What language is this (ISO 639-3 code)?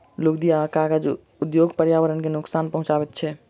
mai